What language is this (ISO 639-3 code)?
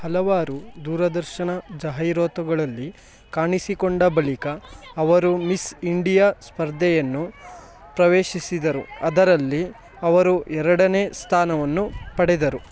kan